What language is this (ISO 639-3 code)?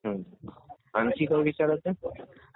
mar